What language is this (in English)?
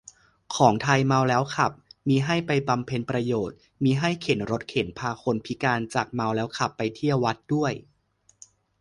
Thai